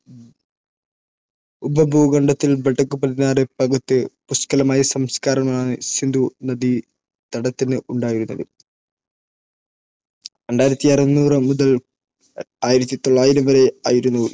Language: Malayalam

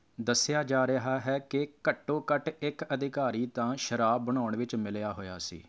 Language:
Punjabi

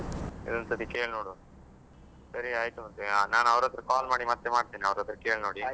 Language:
Kannada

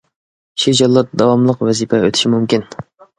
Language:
Uyghur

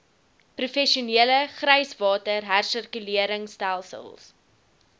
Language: Afrikaans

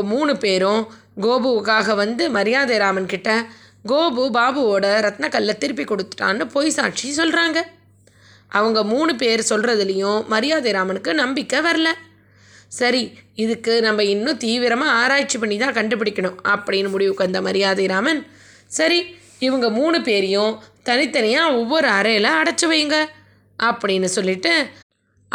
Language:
Tamil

